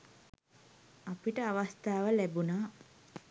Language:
Sinhala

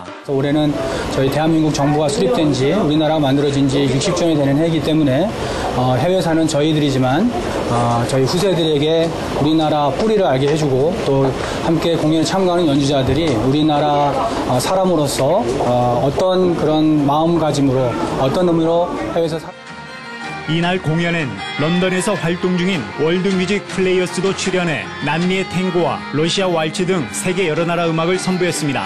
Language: Korean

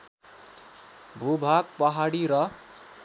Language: Nepali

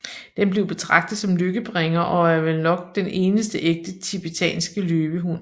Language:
Danish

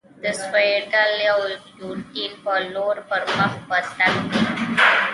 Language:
Pashto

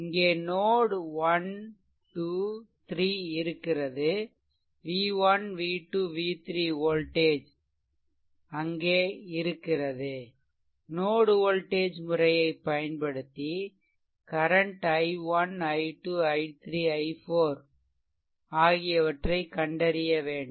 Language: Tamil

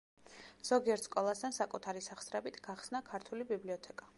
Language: Georgian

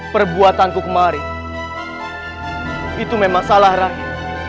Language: Indonesian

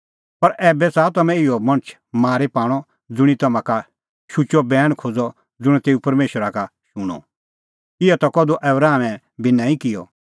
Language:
Kullu Pahari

